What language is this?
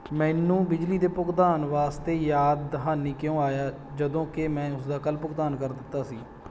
Punjabi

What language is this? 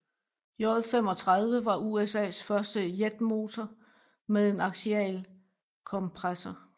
Danish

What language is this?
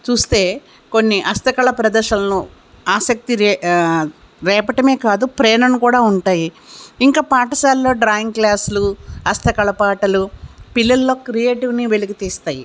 Telugu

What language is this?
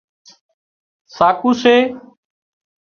Wadiyara Koli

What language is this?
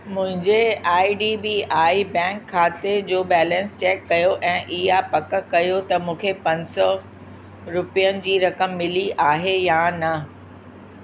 Sindhi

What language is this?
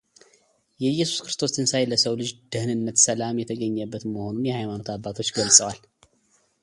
Amharic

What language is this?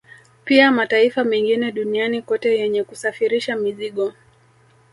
Swahili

